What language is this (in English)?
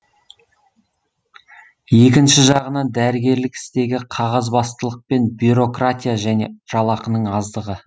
Kazakh